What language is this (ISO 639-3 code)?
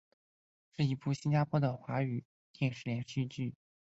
zho